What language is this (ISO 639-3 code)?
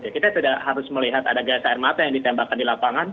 ind